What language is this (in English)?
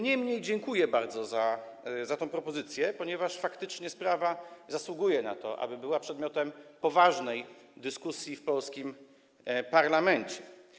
Polish